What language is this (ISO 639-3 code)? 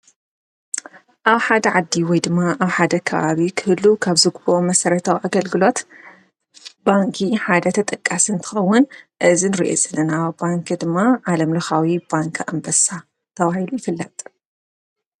tir